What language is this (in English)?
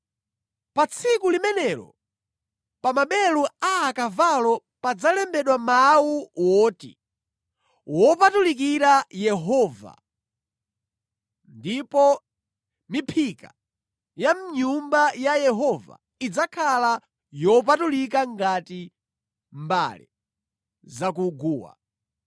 Nyanja